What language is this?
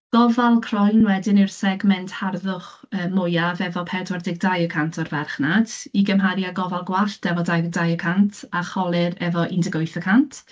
Welsh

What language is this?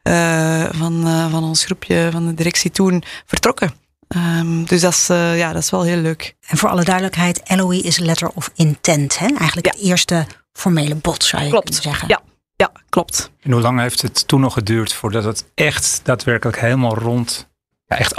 Dutch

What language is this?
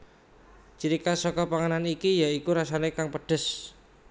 Javanese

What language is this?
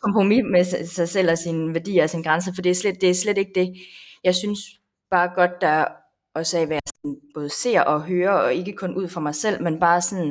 Danish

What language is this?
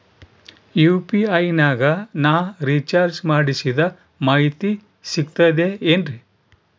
Kannada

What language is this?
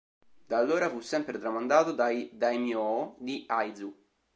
Italian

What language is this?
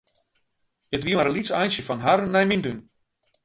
Western Frisian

